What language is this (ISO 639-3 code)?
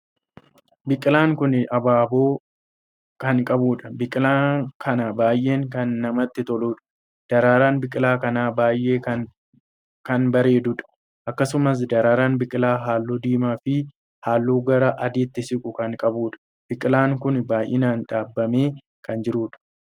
orm